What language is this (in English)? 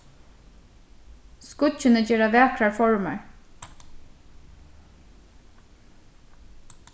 Faroese